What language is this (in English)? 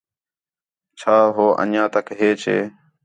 Khetrani